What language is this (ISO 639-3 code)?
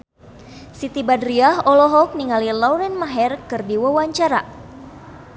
sun